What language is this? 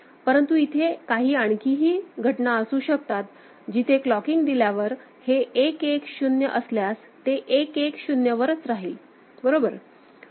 Marathi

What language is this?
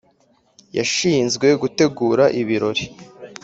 Kinyarwanda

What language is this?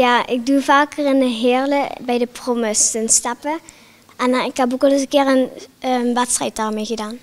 Dutch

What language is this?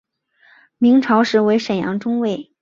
Chinese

